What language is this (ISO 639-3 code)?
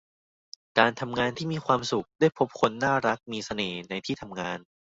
tha